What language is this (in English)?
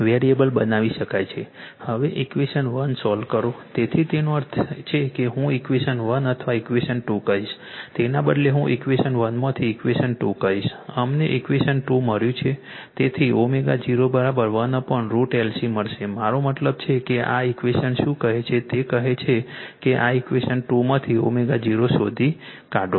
Gujarati